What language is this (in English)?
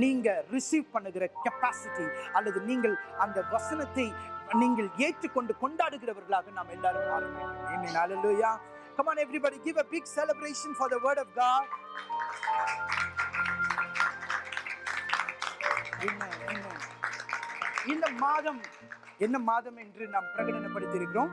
Tamil